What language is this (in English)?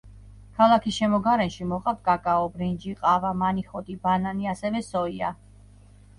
Georgian